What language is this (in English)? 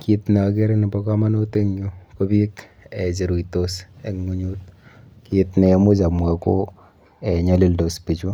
Kalenjin